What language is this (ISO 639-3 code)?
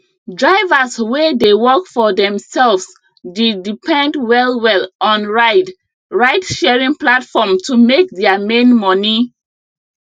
pcm